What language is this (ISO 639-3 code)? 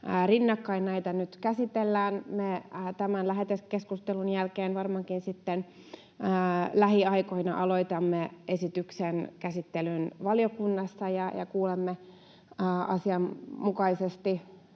fin